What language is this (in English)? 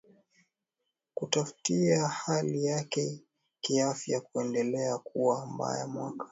Swahili